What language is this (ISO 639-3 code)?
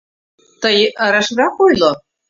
chm